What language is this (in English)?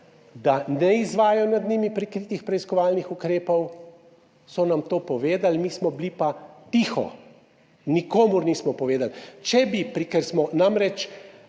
Slovenian